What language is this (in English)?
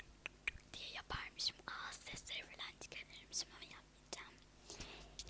Turkish